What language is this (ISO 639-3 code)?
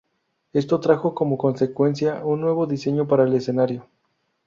spa